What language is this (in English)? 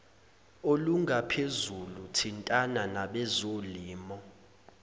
Zulu